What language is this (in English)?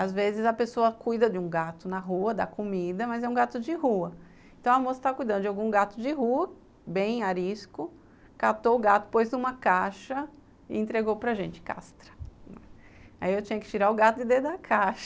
Portuguese